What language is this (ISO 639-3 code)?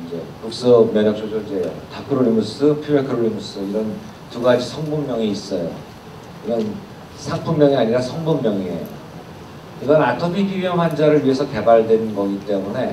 kor